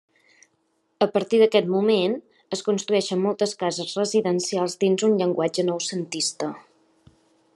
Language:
Catalan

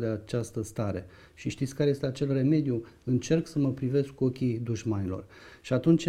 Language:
Romanian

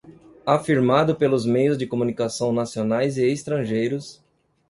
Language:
Portuguese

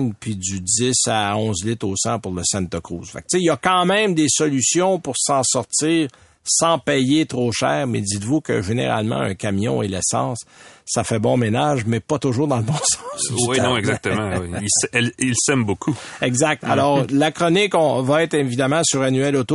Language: French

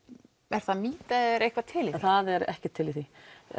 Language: Icelandic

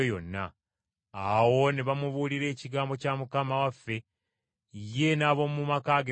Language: Ganda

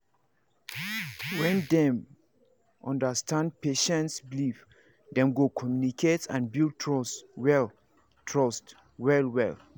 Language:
Nigerian Pidgin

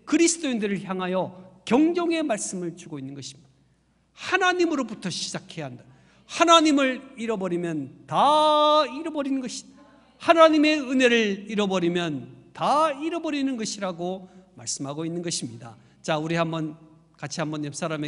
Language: Korean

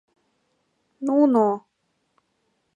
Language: Mari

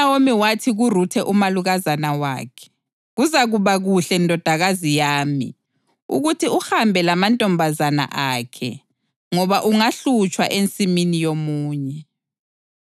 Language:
North Ndebele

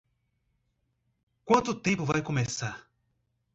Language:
Portuguese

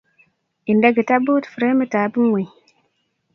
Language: Kalenjin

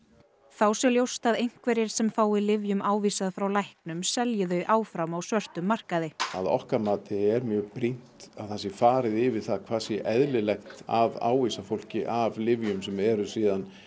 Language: Icelandic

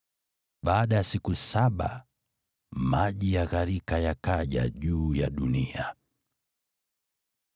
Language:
Swahili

